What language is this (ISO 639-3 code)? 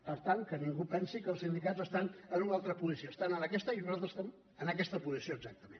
cat